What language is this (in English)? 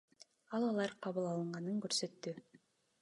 Kyrgyz